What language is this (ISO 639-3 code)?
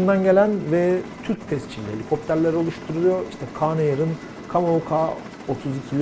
tur